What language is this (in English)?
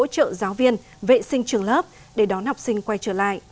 Vietnamese